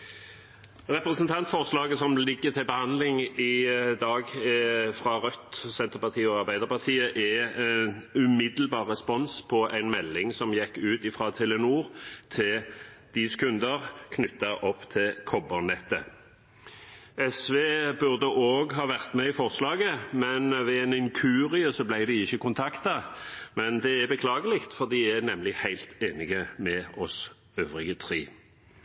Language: Norwegian Bokmål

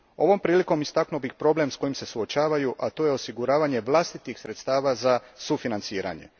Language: Croatian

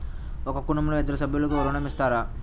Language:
Telugu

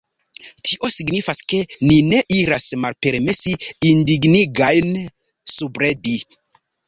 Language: Esperanto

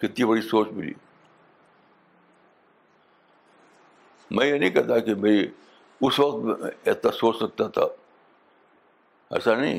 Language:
Urdu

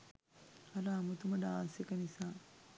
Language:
Sinhala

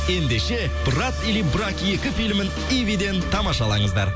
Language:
Kazakh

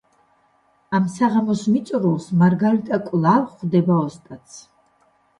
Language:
Georgian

